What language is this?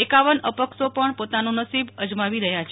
Gujarati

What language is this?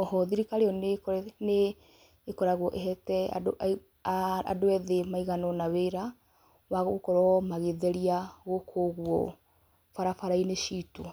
Kikuyu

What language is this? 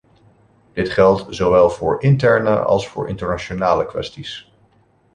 Dutch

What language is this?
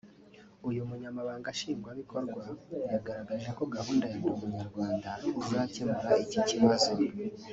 Kinyarwanda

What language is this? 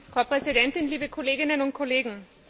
German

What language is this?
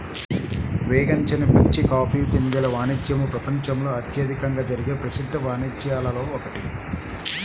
Telugu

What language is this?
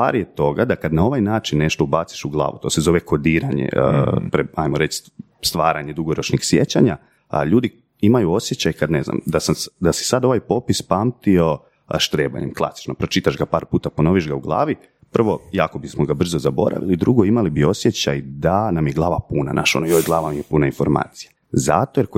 Croatian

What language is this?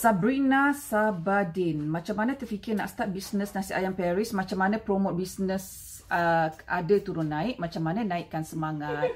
Malay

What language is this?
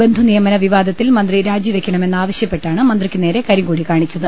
Malayalam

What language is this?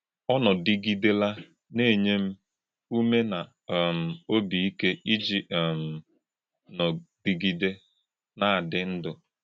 Igbo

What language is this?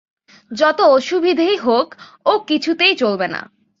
Bangla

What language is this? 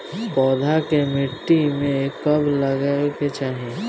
Bhojpuri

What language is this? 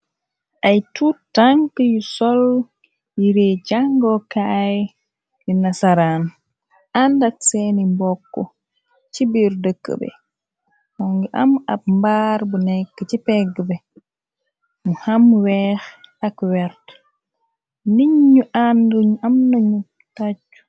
Wolof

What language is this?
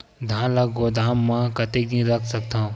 Chhattisgarhi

